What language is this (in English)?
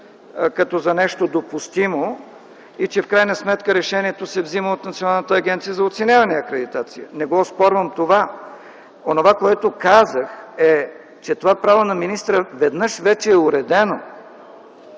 Bulgarian